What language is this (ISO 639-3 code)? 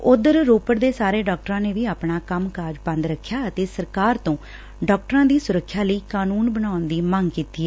pan